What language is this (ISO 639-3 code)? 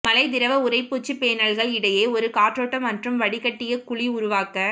tam